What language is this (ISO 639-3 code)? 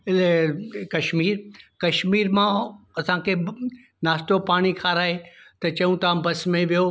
snd